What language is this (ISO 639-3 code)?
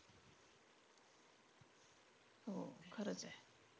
mar